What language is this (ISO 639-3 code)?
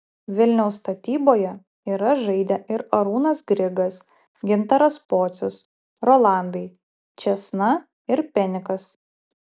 lit